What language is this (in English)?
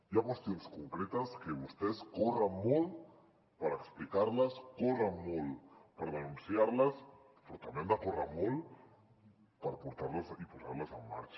Catalan